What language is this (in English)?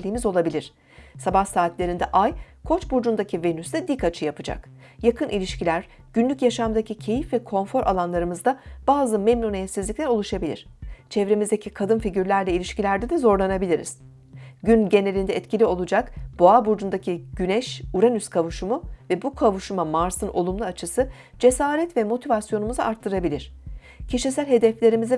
Turkish